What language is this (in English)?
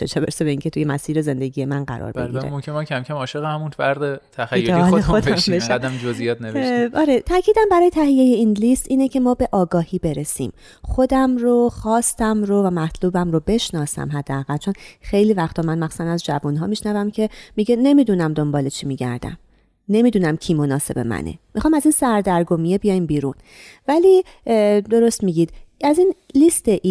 Persian